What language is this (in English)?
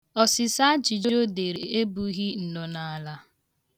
Igbo